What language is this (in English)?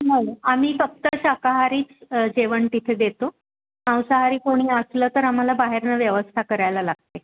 Marathi